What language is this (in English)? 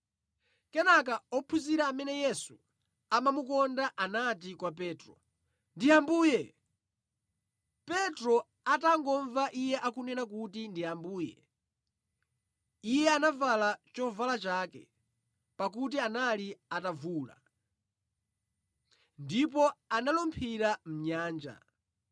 Nyanja